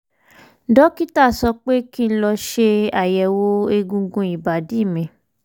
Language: Yoruba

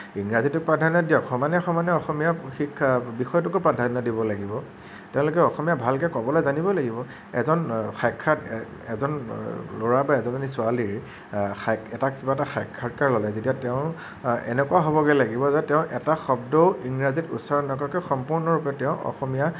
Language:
Assamese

